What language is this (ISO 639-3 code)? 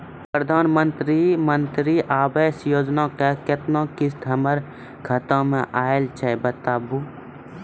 mai